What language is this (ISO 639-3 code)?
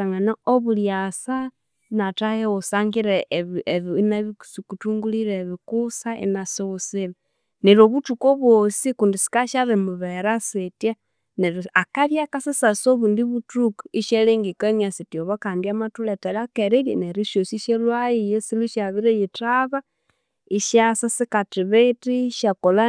koo